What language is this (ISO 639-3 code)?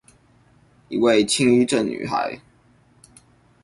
zho